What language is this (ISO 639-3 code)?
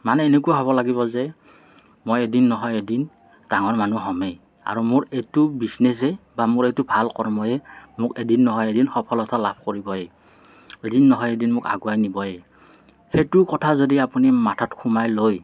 asm